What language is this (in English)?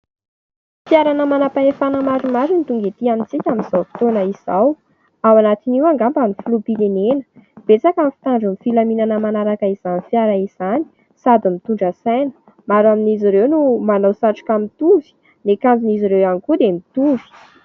Malagasy